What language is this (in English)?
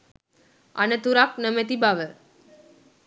Sinhala